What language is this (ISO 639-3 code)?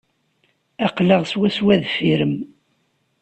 kab